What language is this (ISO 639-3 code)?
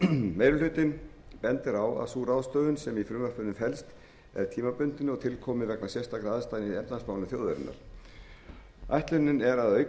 isl